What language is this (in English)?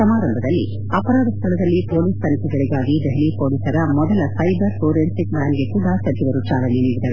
Kannada